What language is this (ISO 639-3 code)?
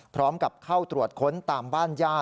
tha